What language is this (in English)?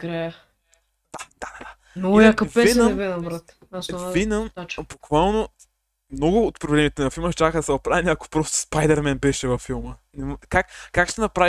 Bulgarian